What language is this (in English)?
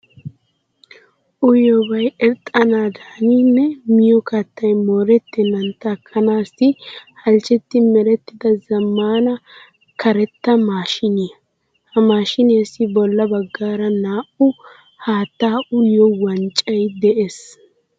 Wolaytta